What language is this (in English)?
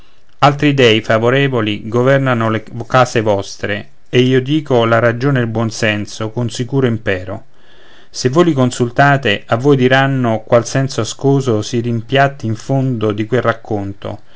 Italian